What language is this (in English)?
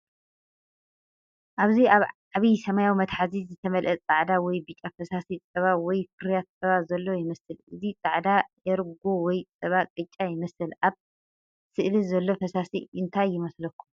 Tigrinya